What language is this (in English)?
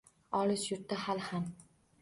Uzbek